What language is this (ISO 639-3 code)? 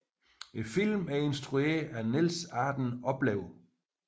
dan